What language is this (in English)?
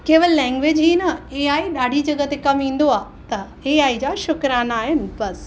Sindhi